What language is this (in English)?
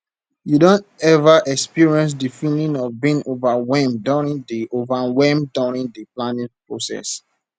Nigerian Pidgin